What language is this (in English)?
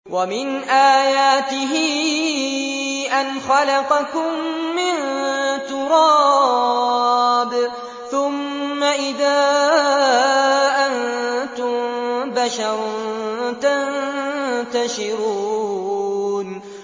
Arabic